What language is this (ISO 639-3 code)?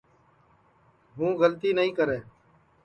ssi